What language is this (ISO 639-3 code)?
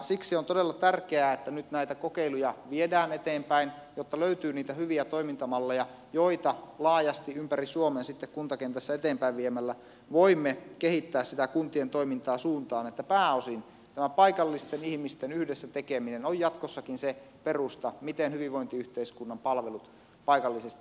fin